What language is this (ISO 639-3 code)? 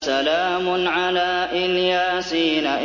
ara